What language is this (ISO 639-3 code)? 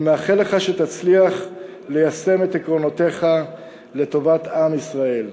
heb